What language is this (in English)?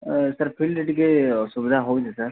Odia